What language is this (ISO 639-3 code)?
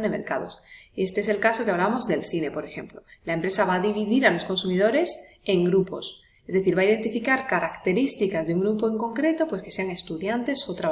spa